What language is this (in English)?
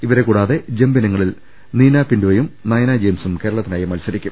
Malayalam